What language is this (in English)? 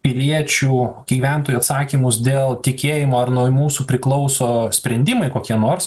Lithuanian